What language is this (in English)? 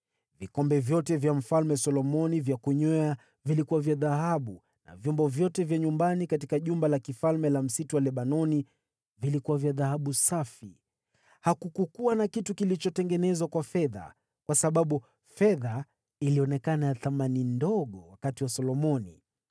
Swahili